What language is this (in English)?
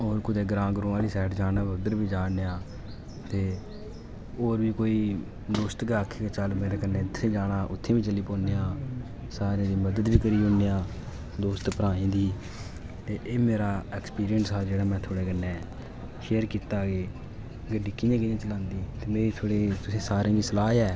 Dogri